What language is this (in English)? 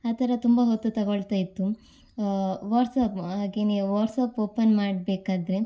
Kannada